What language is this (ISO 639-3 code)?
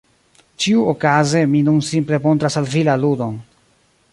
epo